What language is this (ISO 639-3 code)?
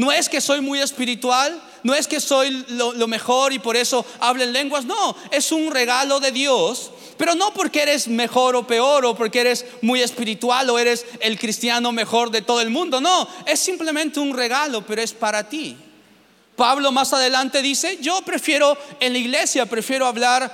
spa